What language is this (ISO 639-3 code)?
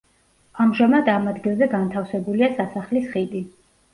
kat